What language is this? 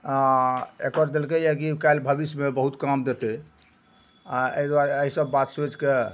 Maithili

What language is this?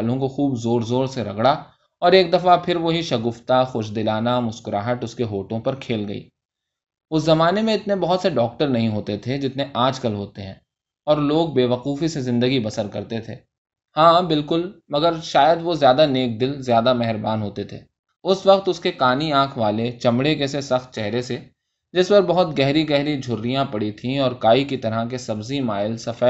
Urdu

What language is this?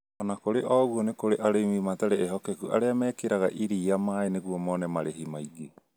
Kikuyu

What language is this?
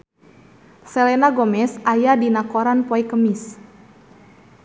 Sundanese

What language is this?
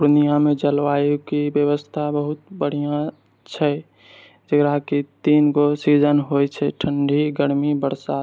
Maithili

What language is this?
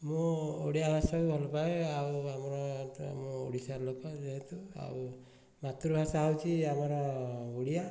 Odia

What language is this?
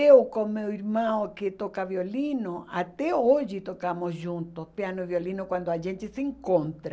Portuguese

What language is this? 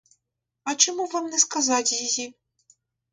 Ukrainian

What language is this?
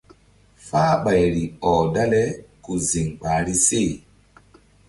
Mbum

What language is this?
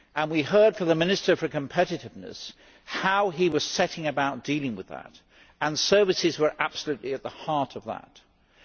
English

